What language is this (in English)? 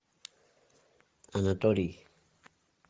Russian